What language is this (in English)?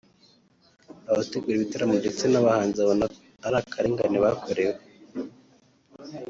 Kinyarwanda